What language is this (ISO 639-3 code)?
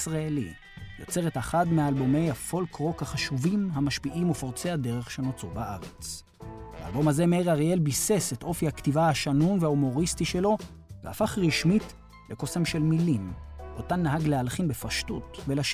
heb